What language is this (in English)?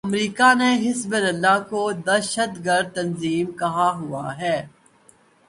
Urdu